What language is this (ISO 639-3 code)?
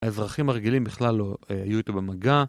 heb